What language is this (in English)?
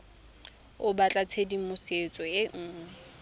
Tswana